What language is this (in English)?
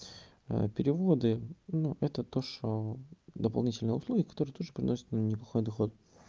Russian